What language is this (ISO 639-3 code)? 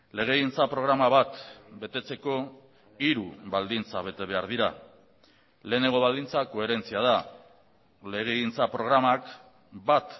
eus